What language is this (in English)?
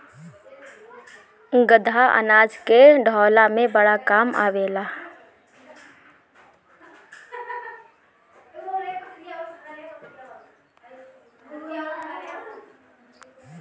Bhojpuri